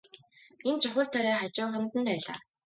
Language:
Mongolian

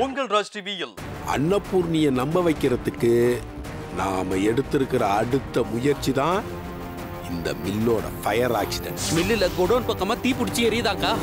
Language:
Hindi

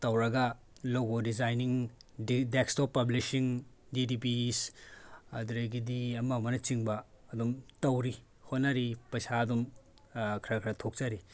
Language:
Manipuri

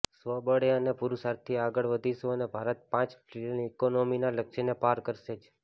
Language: Gujarati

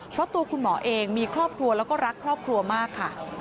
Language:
Thai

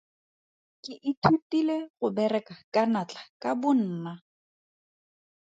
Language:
Tswana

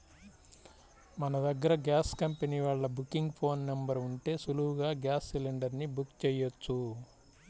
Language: Telugu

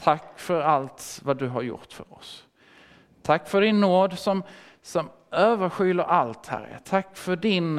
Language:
Swedish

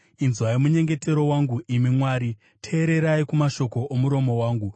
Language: Shona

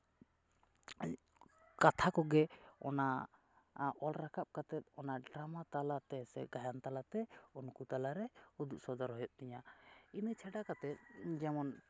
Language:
Santali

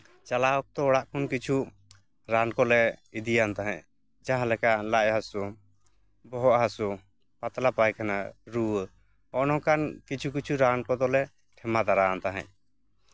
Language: Santali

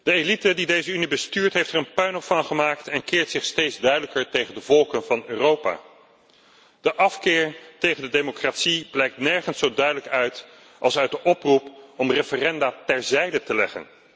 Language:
Dutch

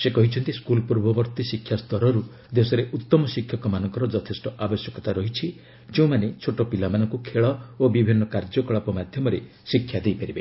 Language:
Odia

